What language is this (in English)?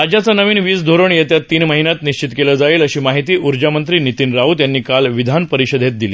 Marathi